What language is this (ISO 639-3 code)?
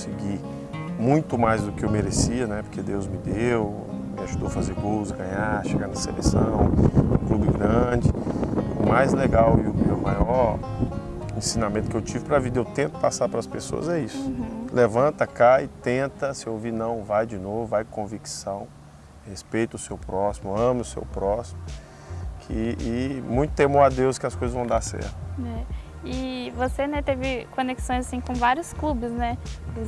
por